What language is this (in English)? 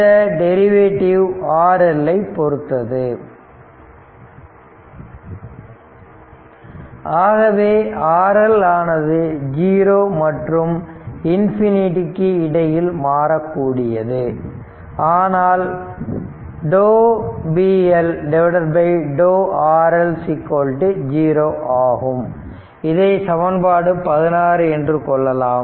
Tamil